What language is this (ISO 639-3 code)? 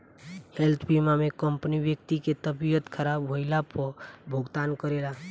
bho